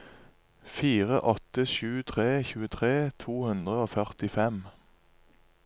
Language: Norwegian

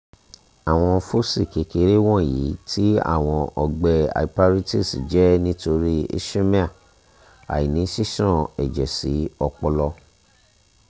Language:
Yoruba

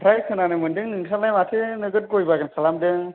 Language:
Bodo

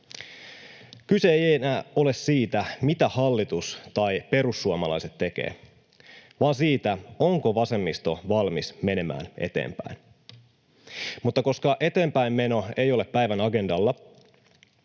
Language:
Finnish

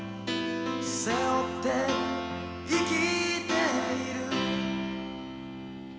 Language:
Japanese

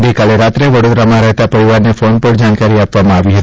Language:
Gujarati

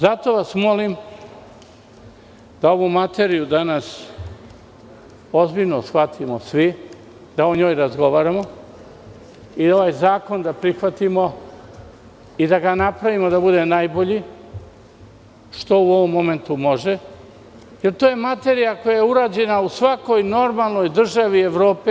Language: Serbian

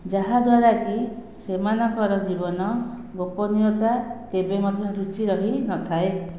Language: Odia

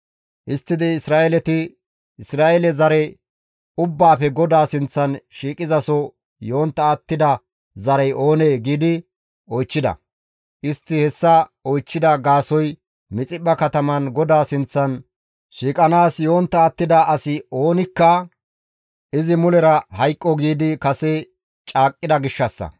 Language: Gamo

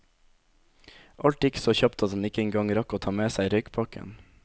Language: Norwegian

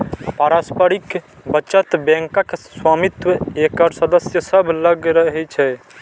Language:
Maithili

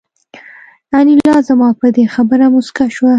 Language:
Pashto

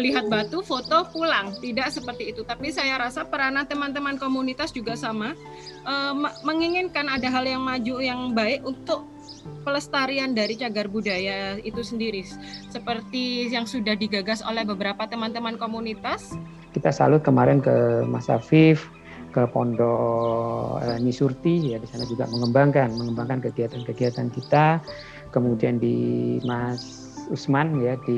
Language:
Indonesian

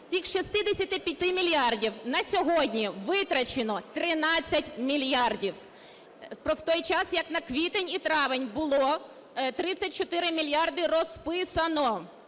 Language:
Ukrainian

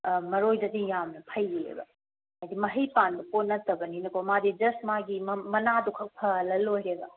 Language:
Manipuri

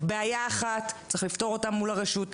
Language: Hebrew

